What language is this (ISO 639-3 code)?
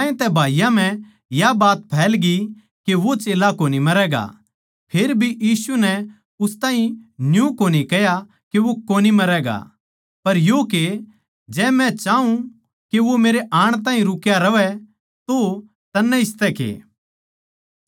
bgc